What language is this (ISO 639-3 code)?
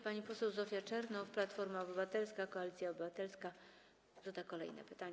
pol